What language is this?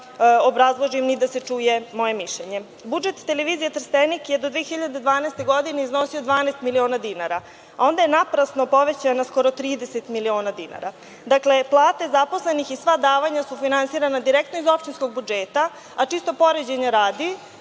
Serbian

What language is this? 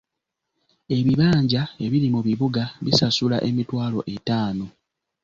Ganda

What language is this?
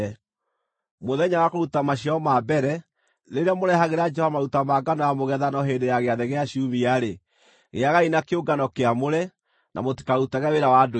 Kikuyu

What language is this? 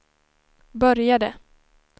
Swedish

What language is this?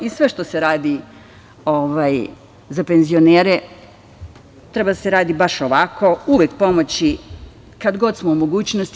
Serbian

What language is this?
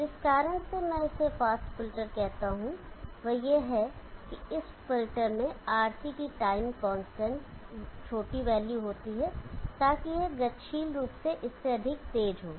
Hindi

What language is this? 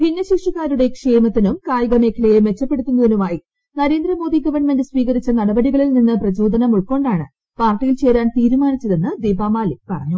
Malayalam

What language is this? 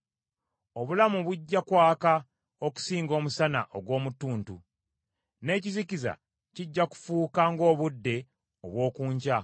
Ganda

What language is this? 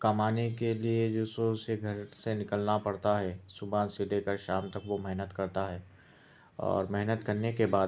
Urdu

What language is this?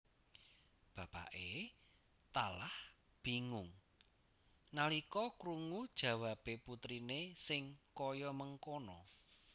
Javanese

